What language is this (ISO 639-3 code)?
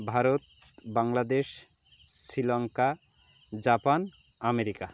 ben